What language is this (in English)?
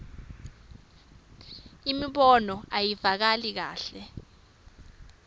Swati